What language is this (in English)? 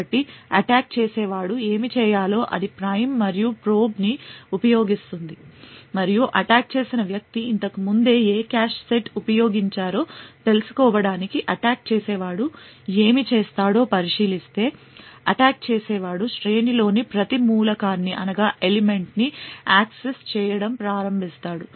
Telugu